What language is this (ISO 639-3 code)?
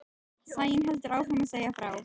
isl